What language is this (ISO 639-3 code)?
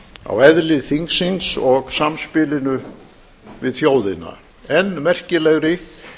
isl